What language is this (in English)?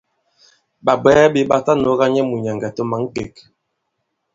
Bankon